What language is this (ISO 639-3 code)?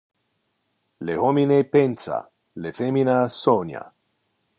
ina